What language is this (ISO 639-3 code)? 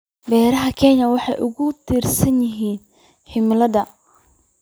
som